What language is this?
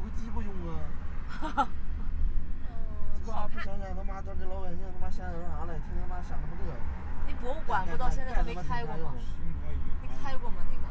Chinese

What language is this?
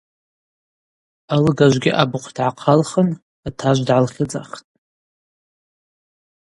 Abaza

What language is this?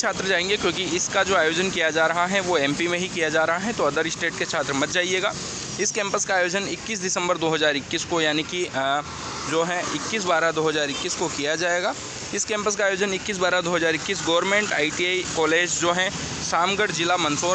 Hindi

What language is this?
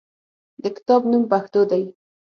Pashto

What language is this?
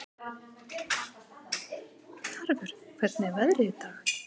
Icelandic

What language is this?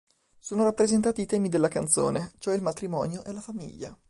Italian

